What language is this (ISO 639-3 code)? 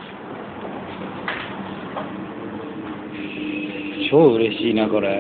jpn